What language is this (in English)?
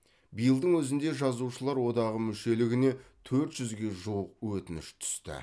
Kazakh